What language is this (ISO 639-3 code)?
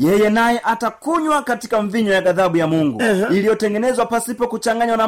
swa